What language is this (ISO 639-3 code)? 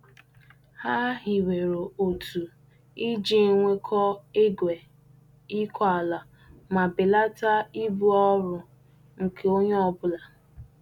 ibo